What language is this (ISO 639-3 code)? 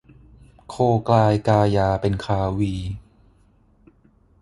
tha